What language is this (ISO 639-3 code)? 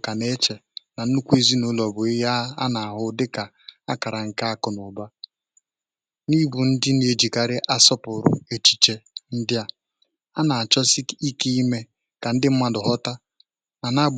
ibo